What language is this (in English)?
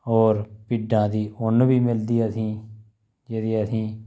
Dogri